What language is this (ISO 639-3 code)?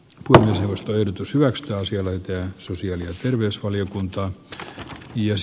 fin